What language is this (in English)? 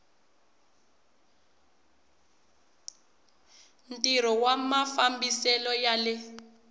Tsonga